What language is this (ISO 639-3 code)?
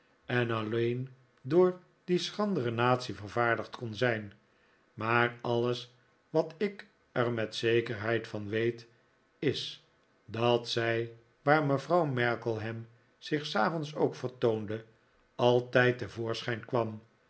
nld